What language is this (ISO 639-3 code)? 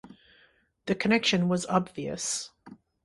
eng